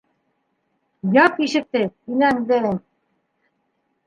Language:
Bashkir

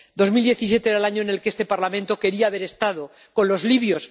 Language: Spanish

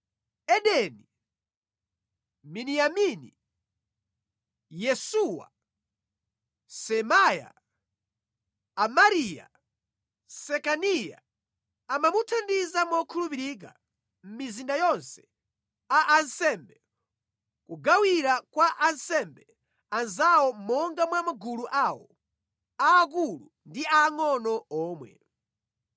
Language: Nyanja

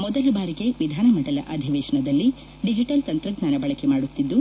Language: Kannada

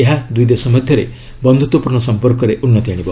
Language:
Odia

